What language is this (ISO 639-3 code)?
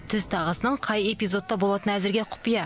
kaz